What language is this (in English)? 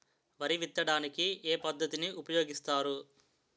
Telugu